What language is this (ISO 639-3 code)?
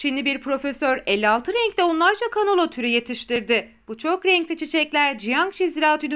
tur